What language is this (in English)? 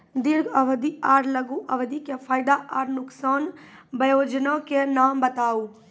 Maithili